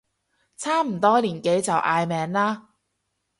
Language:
Cantonese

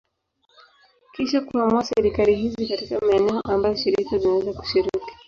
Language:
Swahili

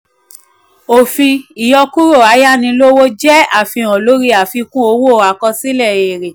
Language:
Yoruba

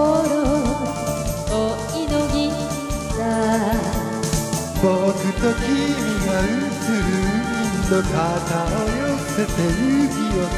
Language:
Korean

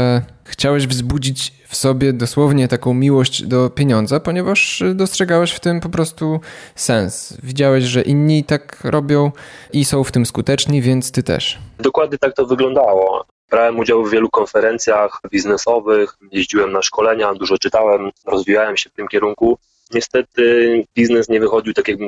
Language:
Polish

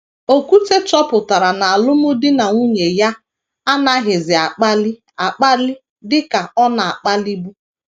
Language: Igbo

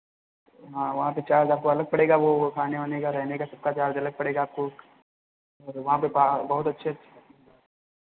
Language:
Hindi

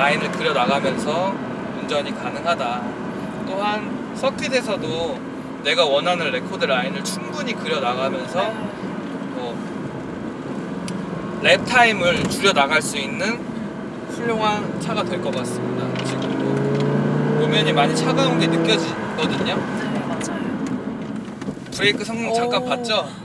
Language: Korean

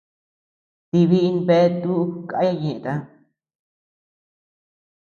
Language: Tepeuxila Cuicatec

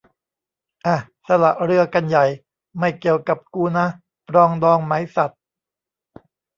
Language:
Thai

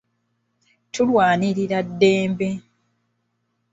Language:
Ganda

